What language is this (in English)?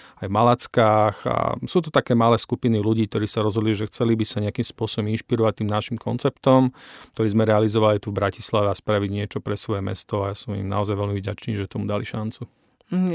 Slovak